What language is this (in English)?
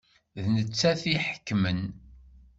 Kabyle